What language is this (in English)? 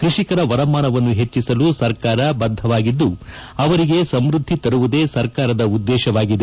Kannada